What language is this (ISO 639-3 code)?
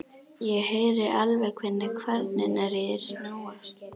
isl